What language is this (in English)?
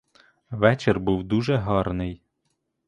Ukrainian